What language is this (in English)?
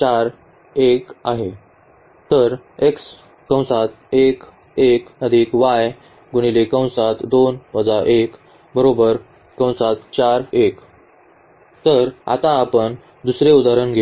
Marathi